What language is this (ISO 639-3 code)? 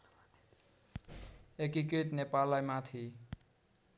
nep